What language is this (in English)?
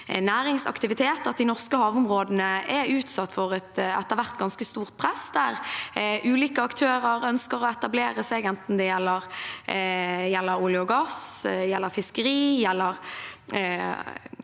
Norwegian